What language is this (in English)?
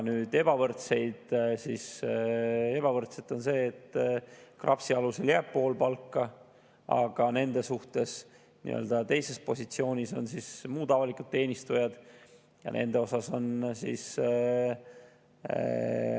Estonian